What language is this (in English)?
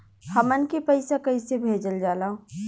Bhojpuri